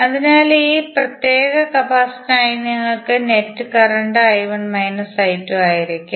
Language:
Malayalam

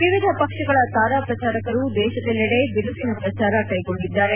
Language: Kannada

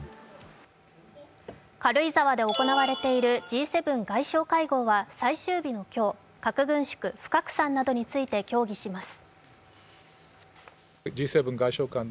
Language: Japanese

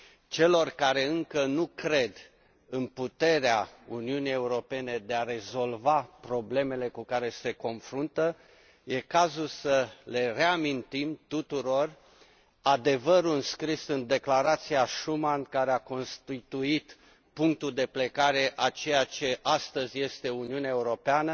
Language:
Romanian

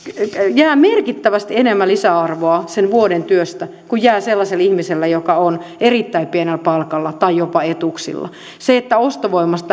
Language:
Finnish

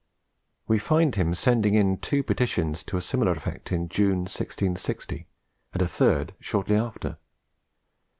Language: English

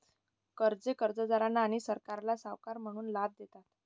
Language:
Marathi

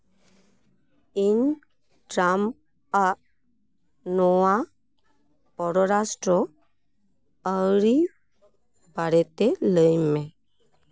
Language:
Santali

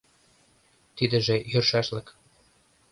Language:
Mari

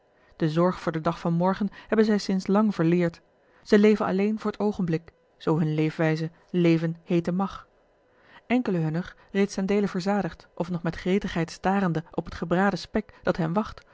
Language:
Dutch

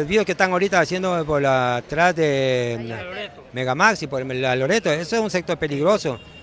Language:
Spanish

